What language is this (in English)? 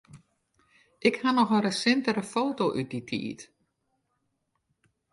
Western Frisian